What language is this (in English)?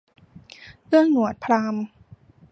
Thai